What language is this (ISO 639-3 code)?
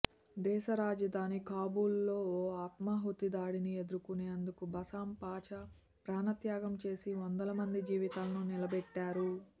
tel